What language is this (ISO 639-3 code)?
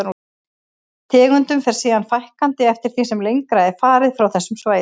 isl